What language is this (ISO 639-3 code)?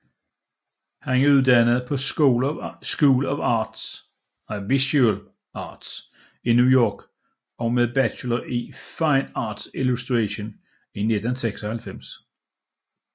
dan